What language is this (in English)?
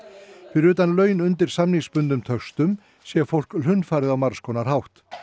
Icelandic